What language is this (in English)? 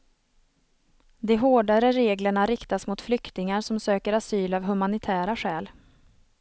Swedish